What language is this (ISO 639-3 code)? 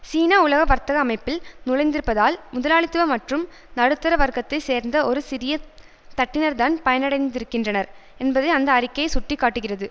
tam